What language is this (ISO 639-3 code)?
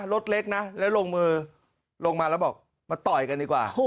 tha